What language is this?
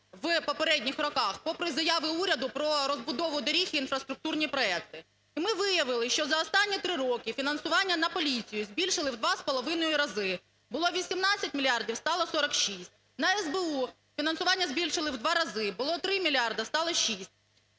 Ukrainian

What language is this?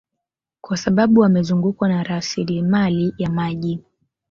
Swahili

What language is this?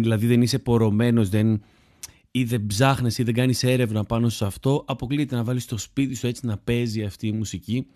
Greek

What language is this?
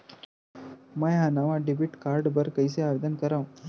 Chhattisgarhi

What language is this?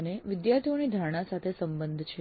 Gujarati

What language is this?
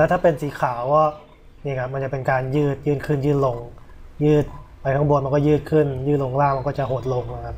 Thai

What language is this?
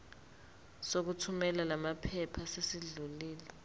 Zulu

